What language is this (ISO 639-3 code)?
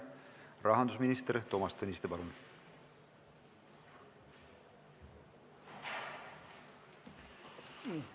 est